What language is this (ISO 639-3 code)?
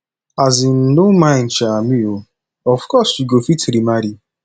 pcm